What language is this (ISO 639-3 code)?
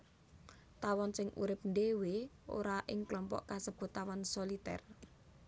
jav